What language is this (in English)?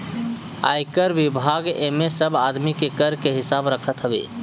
Bhojpuri